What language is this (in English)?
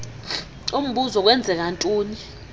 Xhosa